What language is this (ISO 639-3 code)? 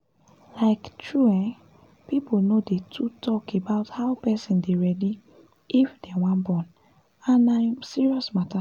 pcm